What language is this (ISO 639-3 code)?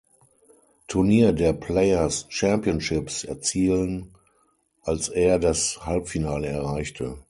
deu